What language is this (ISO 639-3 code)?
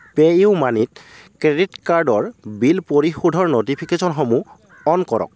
asm